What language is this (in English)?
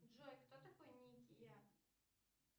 Russian